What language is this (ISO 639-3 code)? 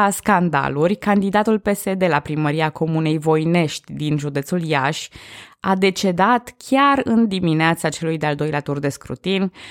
ron